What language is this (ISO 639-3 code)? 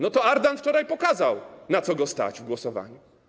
pol